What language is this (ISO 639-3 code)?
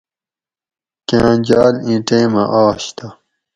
gwc